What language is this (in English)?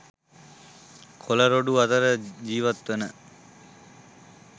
Sinhala